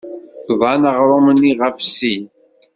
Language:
Kabyle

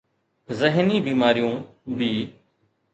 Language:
Sindhi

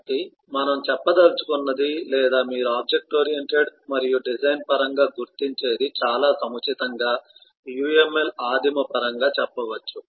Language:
Telugu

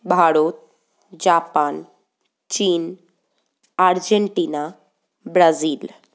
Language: Bangla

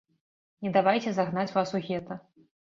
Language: Belarusian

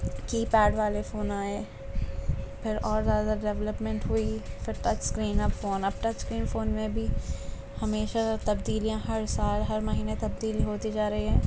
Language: Urdu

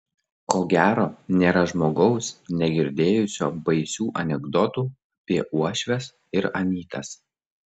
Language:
Lithuanian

